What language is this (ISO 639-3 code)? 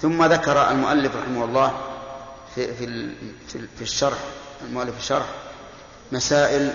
ara